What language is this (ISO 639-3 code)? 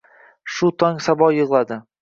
uzb